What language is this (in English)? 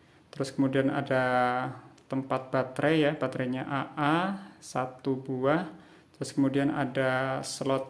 Indonesian